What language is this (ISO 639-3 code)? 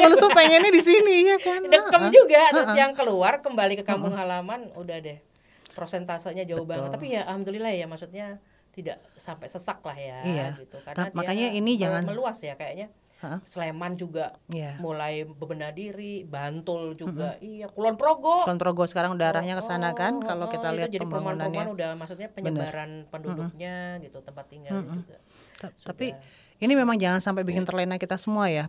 ind